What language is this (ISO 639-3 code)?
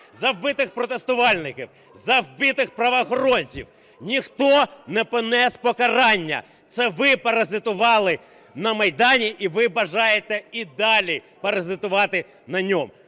ukr